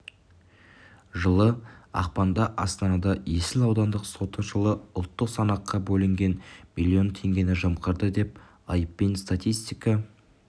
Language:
Kazakh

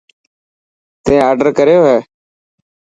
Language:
Dhatki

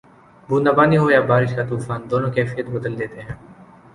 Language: Urdu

